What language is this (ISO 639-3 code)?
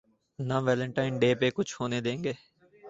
urd